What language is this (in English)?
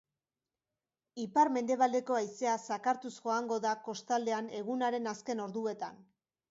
Basque